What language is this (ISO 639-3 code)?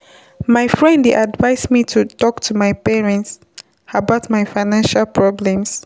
pcm